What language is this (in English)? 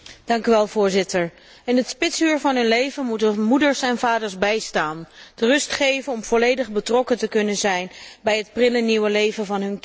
Dutch